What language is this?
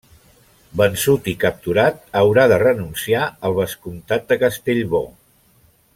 Catalan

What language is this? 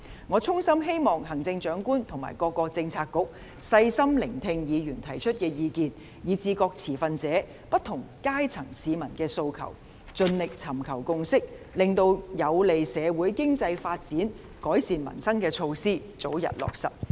Cantonese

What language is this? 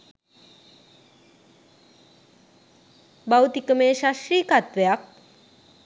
Sinhala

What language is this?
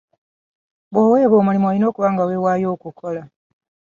Ganda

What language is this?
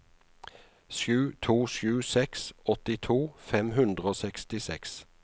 Norwegian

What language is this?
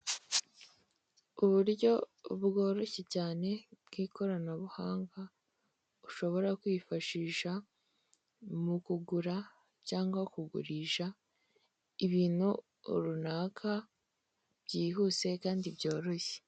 Kinyarwanda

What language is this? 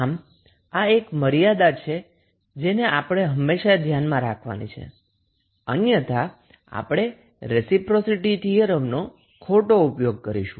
Gujarati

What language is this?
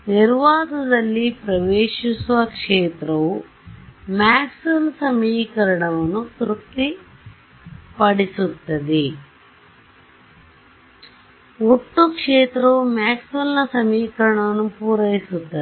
Kannada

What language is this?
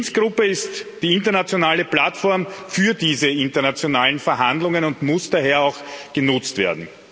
German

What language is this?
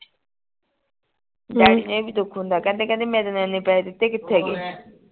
Punjabi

